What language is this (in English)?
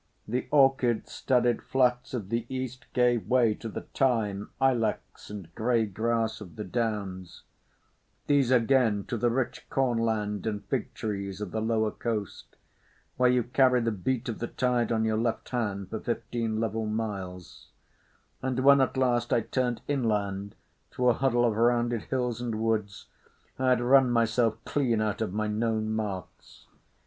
English